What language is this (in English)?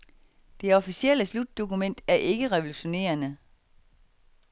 Danish